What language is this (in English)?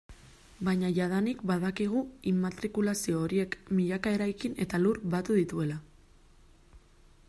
Basque